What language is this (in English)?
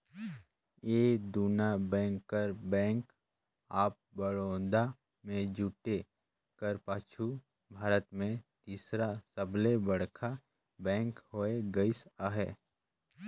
Chhattisgarhi